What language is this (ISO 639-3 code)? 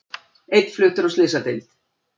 isl